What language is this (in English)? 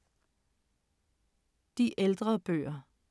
Danish